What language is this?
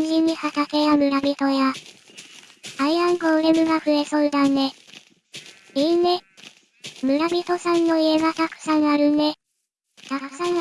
Japanese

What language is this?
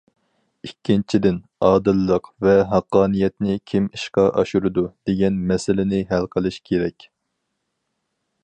Uyghur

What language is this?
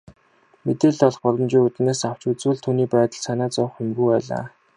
Mongolian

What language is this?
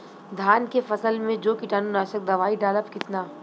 Bhojpuri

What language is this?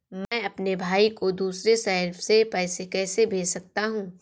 Hindi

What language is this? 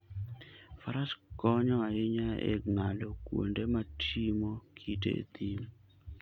Luo (Kenya and Tanzania)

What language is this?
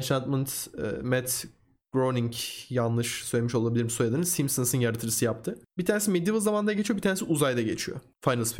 Turkish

